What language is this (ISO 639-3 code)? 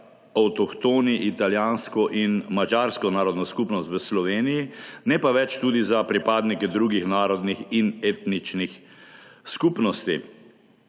slv